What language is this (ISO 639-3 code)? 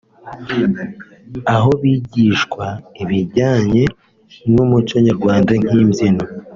kin